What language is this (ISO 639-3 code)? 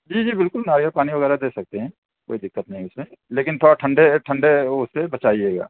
urd